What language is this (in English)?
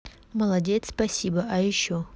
Russian